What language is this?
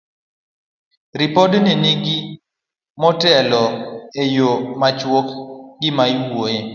Luo (Kenya and Tanzania)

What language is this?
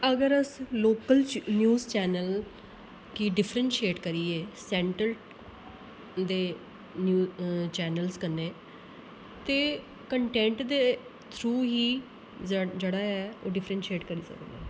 Dogri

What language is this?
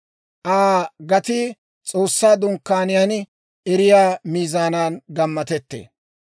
Dawro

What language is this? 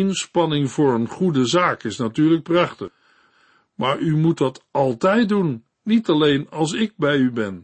Dutch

